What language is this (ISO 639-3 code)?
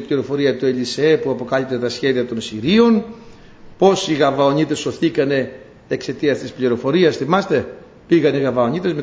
ell